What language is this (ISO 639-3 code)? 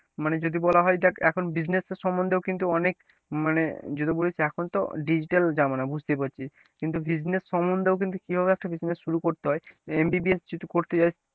ben